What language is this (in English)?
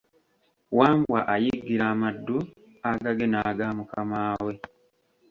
Ganda